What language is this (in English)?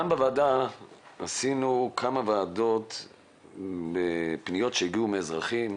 Hebrew